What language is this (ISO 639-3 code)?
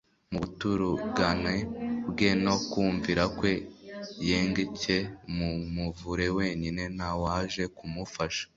kin